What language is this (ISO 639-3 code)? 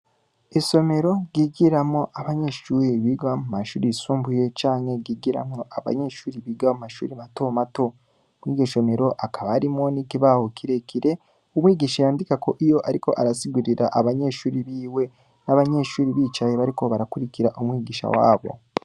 run